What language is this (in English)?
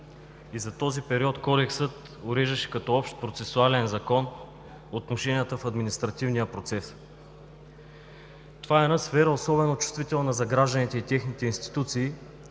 Bulgarian